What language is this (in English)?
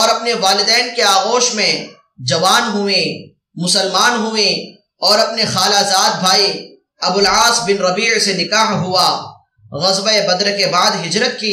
Arabic